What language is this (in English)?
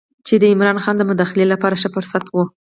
Pashto